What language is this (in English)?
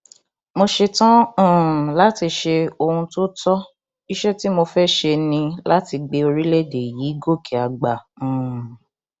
Yoruba